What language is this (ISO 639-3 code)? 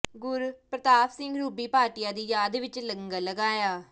pan